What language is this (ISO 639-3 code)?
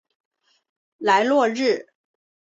zho